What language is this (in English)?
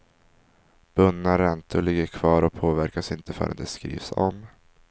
Swedish